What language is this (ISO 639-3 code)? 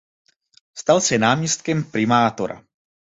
ces